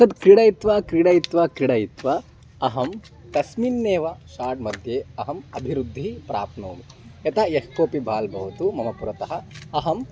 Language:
Sanskrit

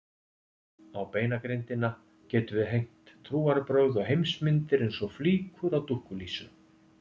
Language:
Icelandic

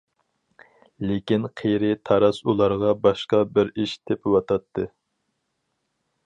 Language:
Uyghur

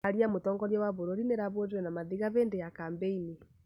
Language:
Kikuyu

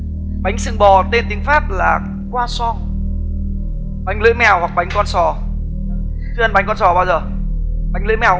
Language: Vietnamese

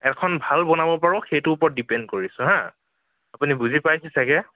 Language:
Assamese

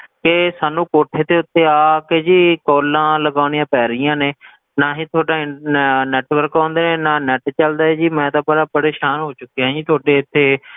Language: Punjabi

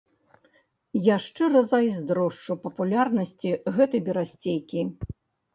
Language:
Belarusian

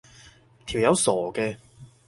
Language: Cantonese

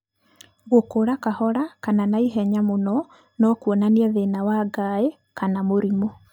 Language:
Kikuyu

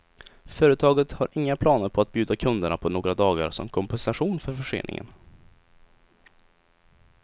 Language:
Swedish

